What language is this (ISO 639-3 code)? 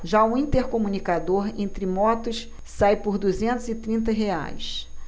por